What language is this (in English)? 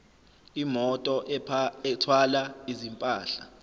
Zulu